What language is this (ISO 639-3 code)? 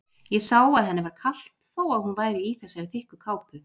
isl